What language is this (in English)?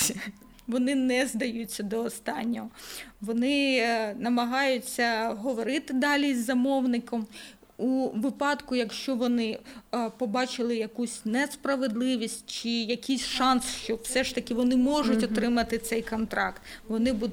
Ukrainian